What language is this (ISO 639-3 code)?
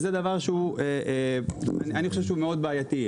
heb